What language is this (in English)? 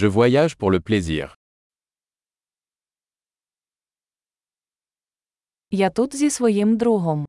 Ukrainian